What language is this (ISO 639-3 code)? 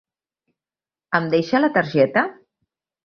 cat